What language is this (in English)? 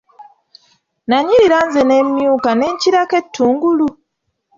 Ganda